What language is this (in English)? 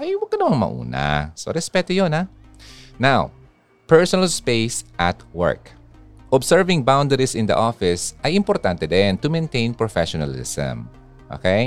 Filipino